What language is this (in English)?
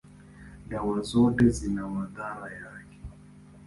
Swahili